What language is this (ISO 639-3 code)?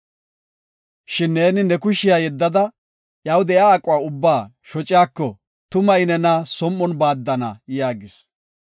gof